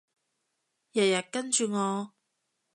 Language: Cantonese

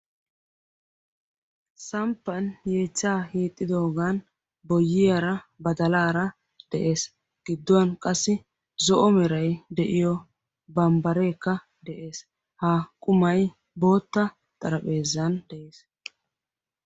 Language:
Wolaytta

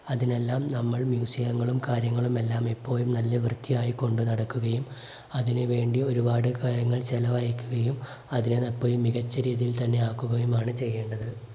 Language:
Malayalam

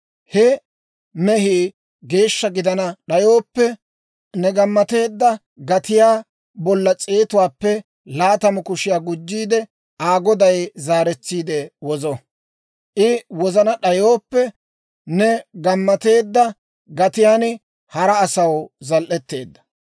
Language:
Dawro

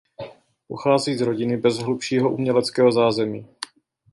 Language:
Czech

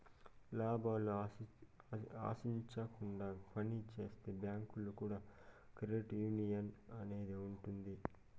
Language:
Telugu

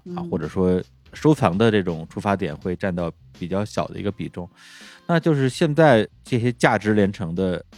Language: Chinese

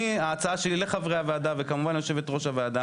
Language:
Hebrew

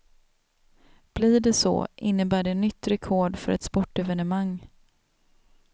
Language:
Swedish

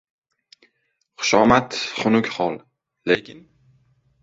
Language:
Uzbek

